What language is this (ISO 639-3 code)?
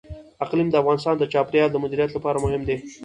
pus